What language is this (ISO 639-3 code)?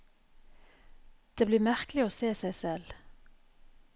nor